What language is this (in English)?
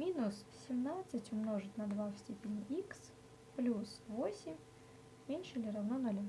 Russian